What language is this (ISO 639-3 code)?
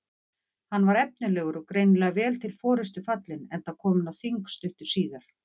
isl